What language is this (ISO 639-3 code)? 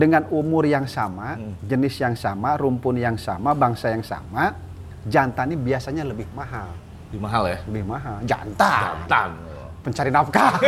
ind